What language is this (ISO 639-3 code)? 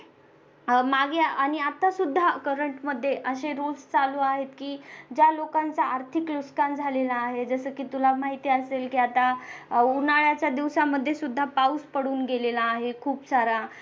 mar